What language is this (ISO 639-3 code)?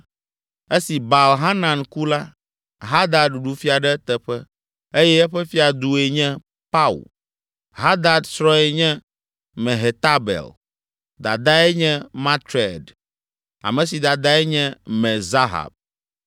ewe